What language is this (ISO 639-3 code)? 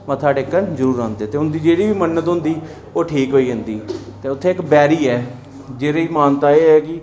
doi